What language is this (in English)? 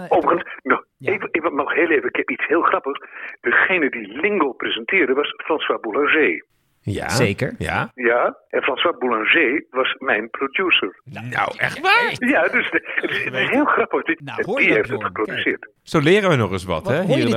Dutch